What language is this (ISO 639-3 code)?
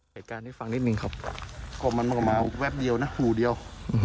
tha